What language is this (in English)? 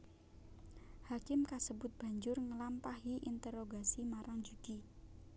Javanese